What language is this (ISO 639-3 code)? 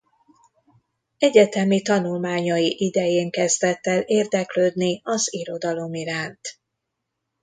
hun